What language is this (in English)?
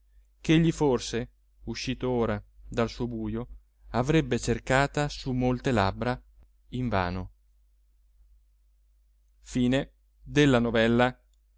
Italian